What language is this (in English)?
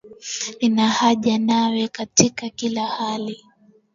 Swahili